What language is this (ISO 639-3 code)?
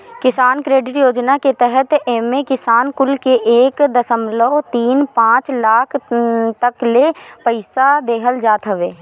bho